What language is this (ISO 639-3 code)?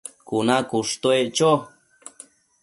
mcf